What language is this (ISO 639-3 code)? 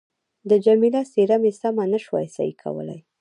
pus